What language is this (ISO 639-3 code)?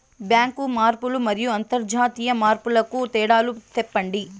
tel